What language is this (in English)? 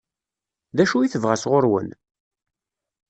Kabyle